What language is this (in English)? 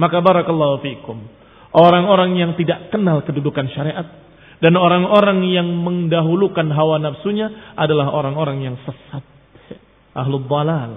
Indonesian